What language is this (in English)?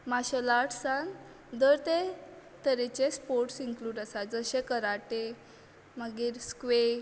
Konkani